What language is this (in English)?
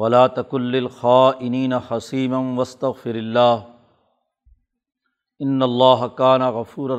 Urdu